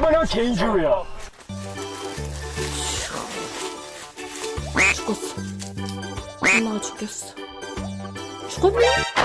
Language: Korean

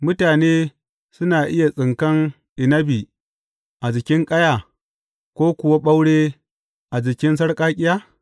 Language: Hausa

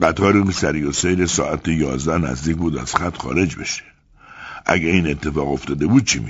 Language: Persian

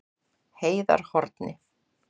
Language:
Icelandic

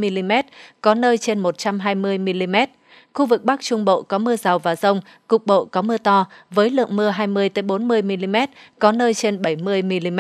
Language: Vietnamese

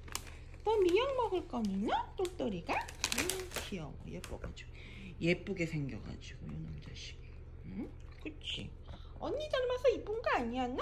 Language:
Korean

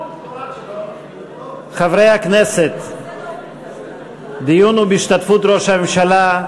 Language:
Hebrew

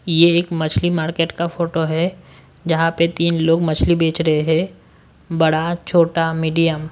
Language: Hindi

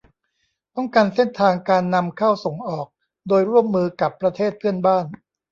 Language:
Thai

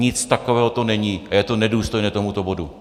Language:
Czech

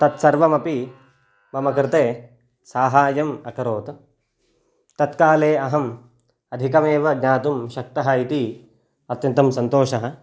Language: Sanskrit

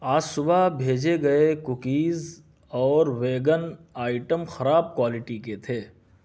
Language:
Urdu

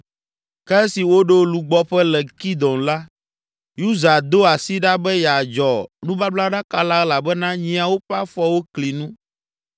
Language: Ewe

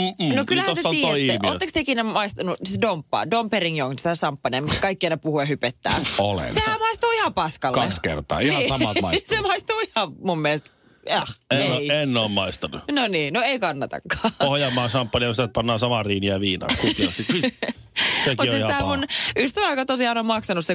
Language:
Finnish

